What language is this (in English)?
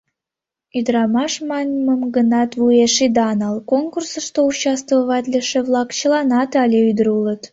Mari